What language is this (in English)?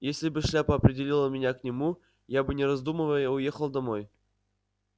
Russian